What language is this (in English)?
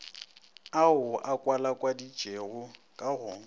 Northern Sotho